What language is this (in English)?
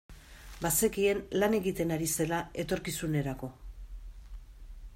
Basque